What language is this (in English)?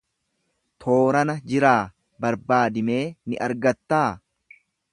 Oromo